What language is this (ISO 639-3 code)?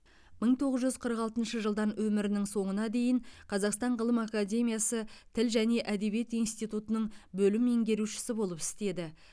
kaz